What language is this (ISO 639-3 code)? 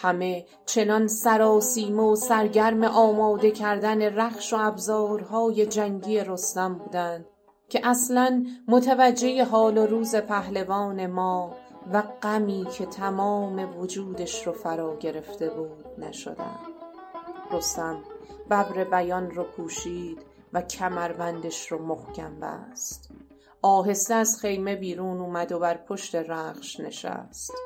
fas